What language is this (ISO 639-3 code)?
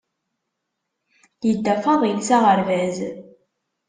kab